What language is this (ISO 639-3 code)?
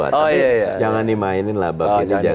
ind